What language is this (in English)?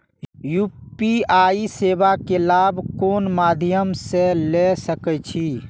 Maithili